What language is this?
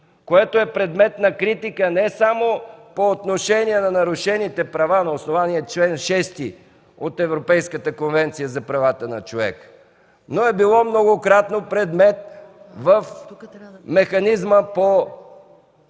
Bulgarian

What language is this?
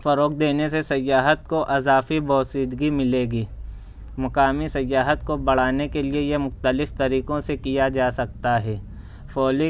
Urdu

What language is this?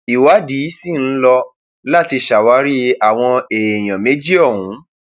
Yoruba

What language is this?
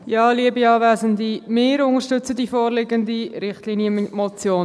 Swiss German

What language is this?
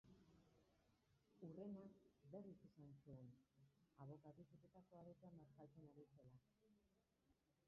Basque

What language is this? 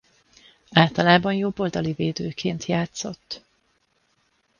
Hungarian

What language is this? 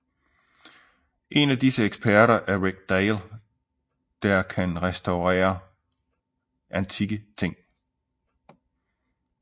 Danish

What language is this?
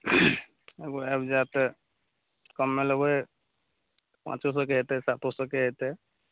Maithili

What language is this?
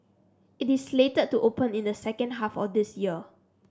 English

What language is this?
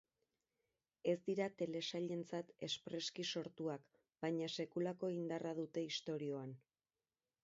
Basque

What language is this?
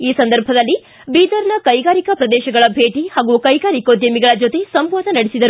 Kannada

